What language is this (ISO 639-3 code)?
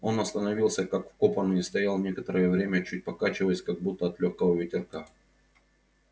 rus